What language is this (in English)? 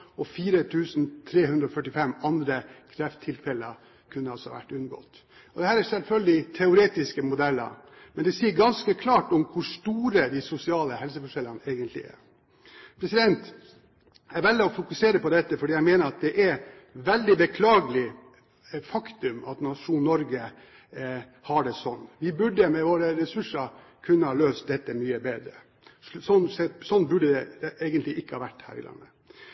Norwegian Bokmål